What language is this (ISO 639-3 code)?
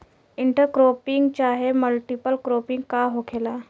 bho